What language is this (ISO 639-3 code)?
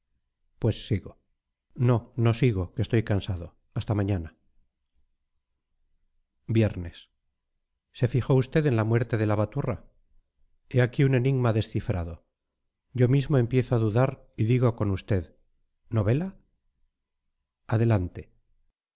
spa